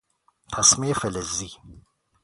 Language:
Persian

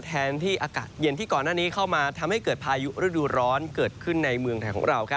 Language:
Thai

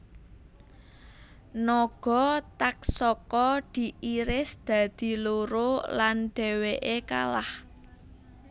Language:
Javanese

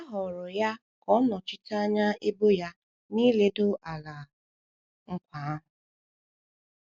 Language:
Igbo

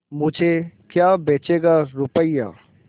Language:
Hindi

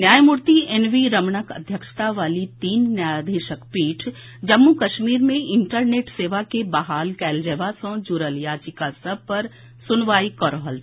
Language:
Maithili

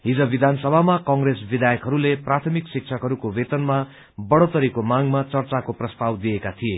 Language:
Nepali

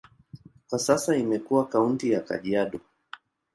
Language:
Swahili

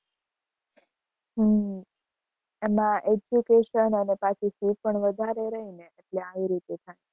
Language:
Gujarati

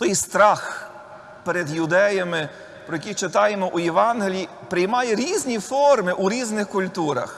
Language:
Ukrainian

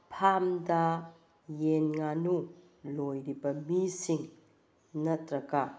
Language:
Manipuri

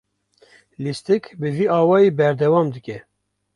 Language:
Kurdish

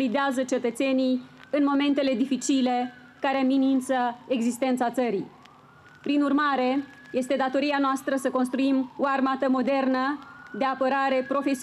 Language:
Romanian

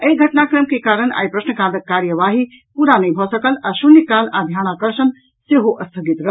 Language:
Maithili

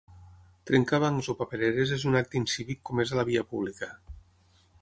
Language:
Catalan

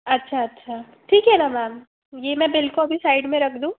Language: Hindi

